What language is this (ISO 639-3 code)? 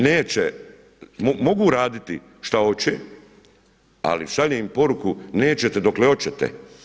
hrv